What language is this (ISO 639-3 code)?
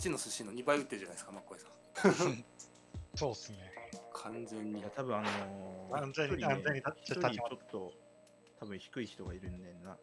jpn